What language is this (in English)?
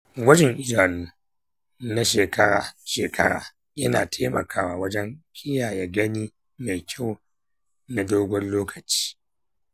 Hausa